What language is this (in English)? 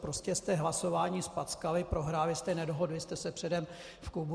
Czech